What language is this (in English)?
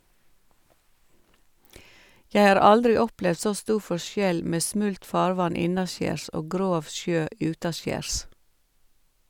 Norwegian